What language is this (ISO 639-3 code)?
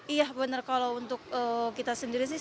ind